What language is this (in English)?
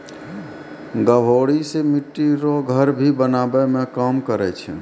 Maithili